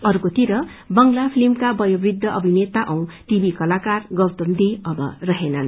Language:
Nepali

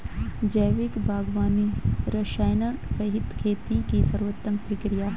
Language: Hindi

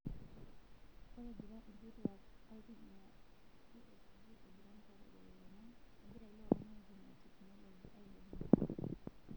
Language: Masai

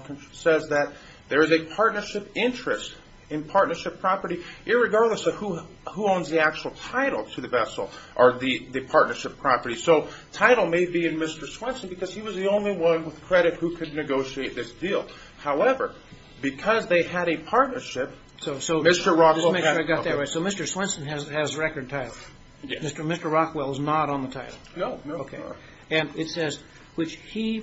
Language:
English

